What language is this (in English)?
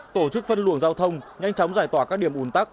Vietnamese